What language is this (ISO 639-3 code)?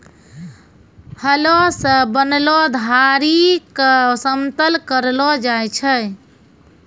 mai